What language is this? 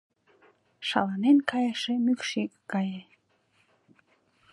Mari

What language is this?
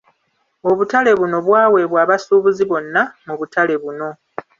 Ganda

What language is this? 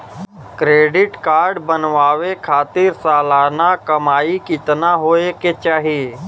Bhojpuri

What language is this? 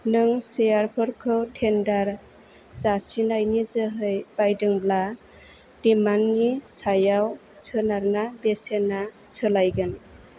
Bodo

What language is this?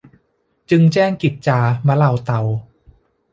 Thai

